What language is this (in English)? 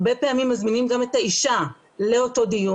Hebrew